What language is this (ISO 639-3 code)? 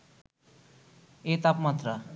ben